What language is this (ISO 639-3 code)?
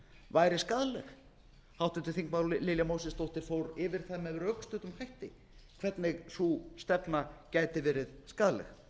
isl